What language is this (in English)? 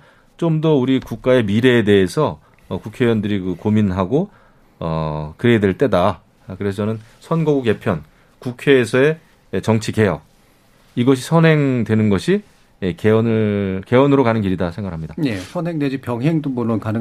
Korean